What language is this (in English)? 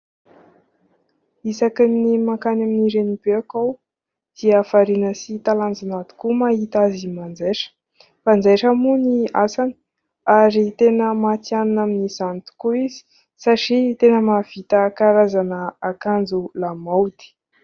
Malagasy